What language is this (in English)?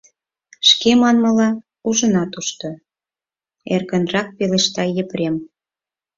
Mari